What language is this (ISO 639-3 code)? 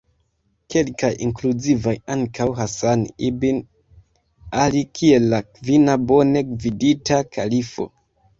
epo